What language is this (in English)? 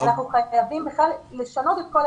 Hebrew